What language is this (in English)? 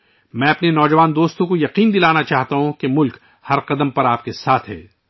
Urdu